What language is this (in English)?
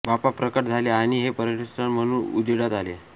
Marathi